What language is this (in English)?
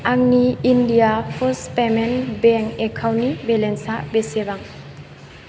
Bodo